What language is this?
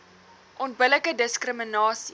Afrikaans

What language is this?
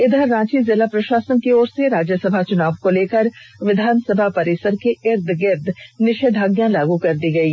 Hindi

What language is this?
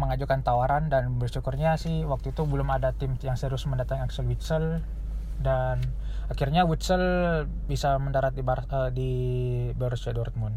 Indonesian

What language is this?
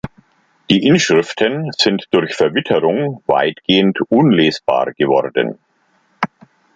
German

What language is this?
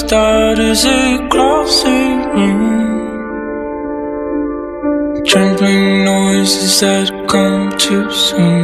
Greek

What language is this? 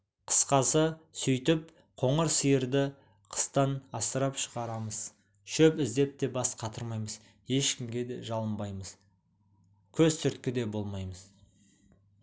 Kazakh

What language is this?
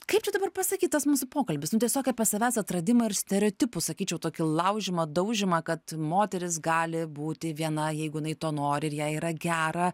Lithuanian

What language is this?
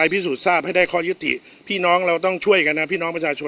Thai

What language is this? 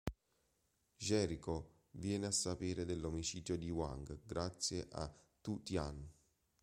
Italian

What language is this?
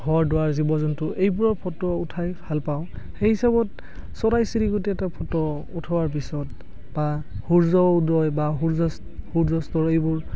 Assamese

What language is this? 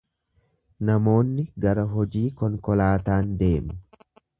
Oromo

